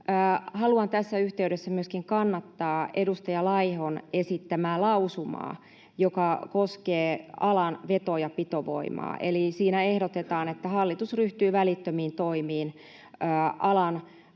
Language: Finnish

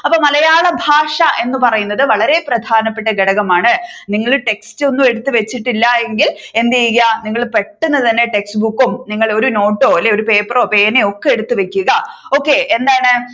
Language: Malayalam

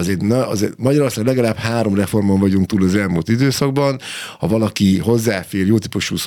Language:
Hungarian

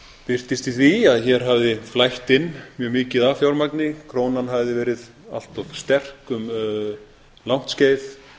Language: Icelandic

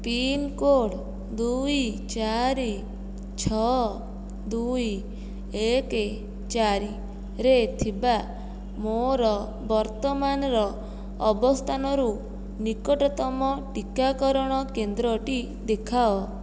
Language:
Odia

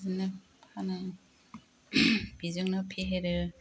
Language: Bodo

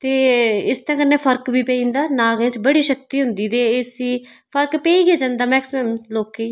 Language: Dogri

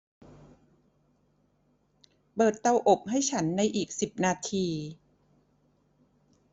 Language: Thai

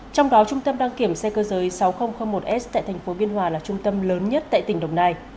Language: Vietnamese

